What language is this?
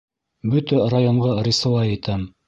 Bashkir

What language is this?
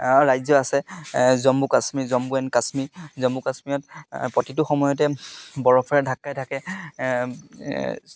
Assamese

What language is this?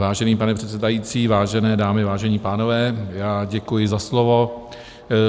Czech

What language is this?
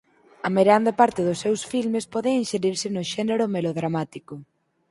Galician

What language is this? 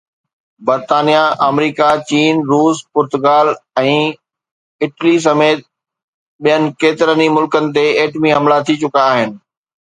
Sindhi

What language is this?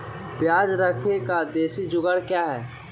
Magahi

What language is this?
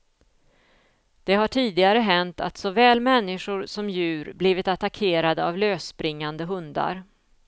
Swedish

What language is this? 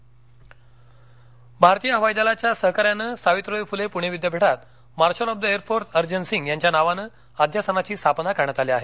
Marathi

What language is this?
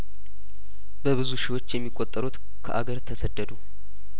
Amharic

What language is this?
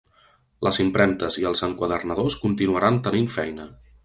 Catalan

